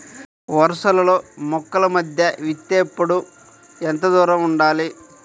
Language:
Telugu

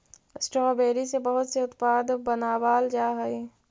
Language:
Magahi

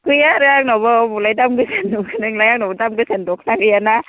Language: Bodo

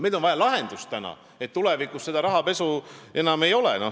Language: Estonian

